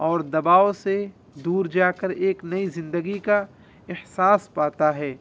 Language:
Urdu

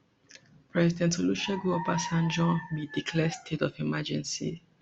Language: Nigerian Pidgin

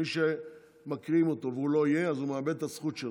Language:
Hebrew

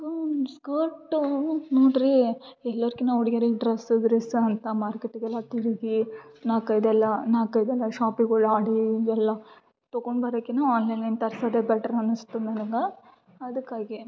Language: Kannada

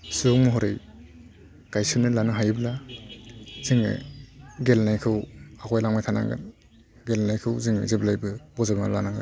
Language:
Bodo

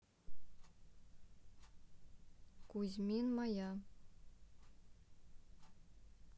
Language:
Russian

